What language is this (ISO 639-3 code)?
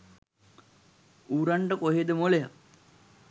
sin